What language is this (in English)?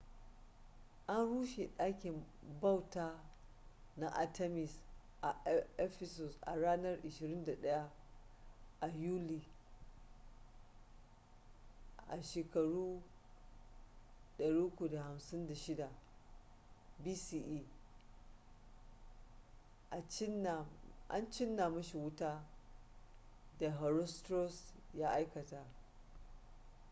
Hausa